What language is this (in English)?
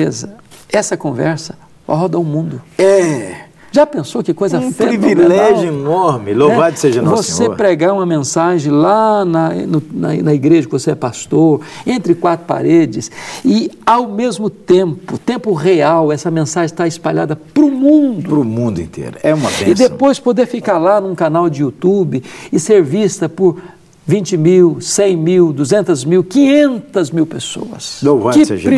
Portuguese